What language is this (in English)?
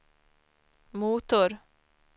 Swedish